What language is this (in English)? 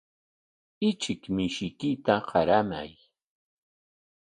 Corongo Ancash Quechua